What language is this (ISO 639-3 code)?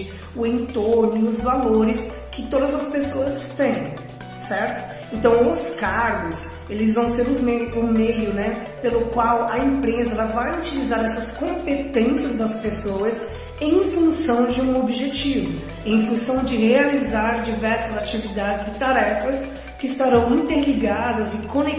por